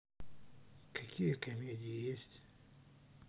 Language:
Russian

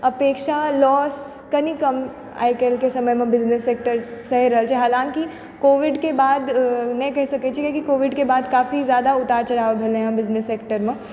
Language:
Maithili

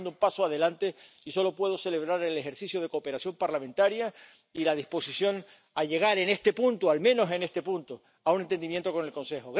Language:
Spanish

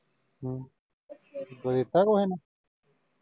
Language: Punjabi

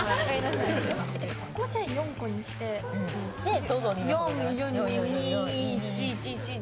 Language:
Japanese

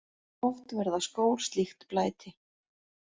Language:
Icelandic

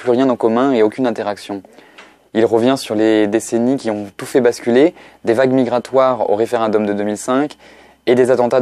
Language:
French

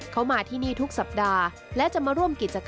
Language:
Thai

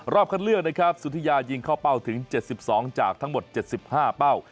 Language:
Thai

